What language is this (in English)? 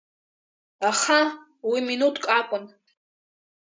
Abkhazian